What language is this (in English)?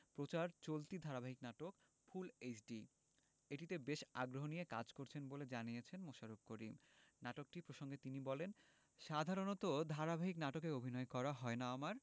Bangla